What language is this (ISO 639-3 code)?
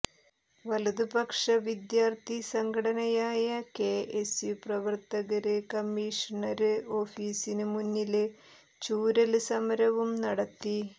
mal